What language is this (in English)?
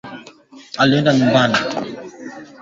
Swahili